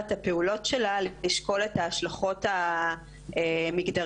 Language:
Hebrew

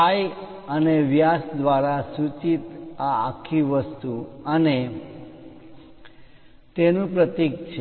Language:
Gujarati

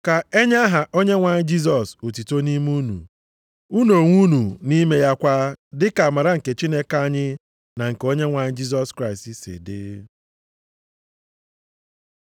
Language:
Igbo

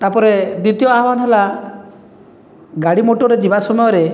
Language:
Odia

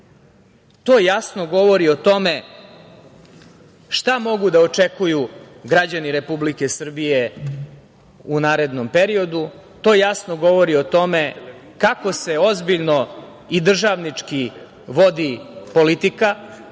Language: Serbian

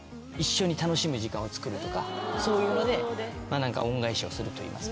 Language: Japanese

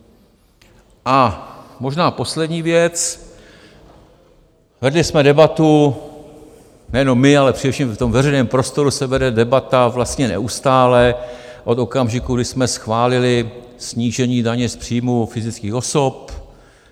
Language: Czech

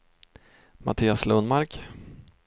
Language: Swedish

